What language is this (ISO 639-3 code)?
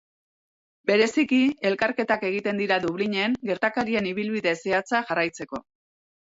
eus